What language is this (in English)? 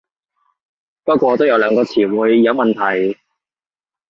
Cantonese